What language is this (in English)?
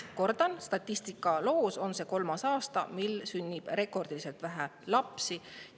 Estonian